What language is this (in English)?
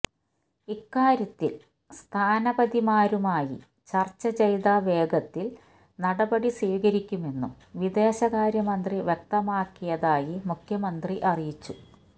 Malayalam